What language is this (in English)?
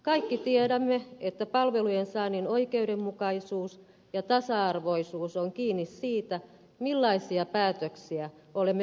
Finnish